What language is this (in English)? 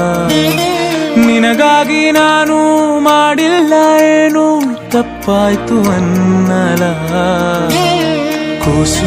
Hindi